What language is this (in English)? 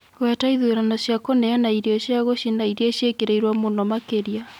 Kikuyu